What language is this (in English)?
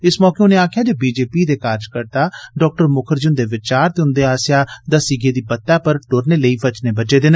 Dogri